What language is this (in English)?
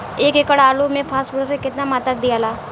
Bhojpuri